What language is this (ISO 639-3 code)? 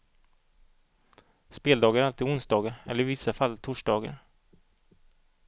swe